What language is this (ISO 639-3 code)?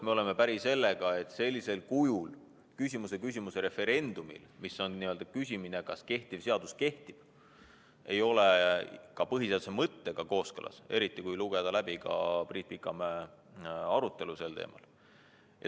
est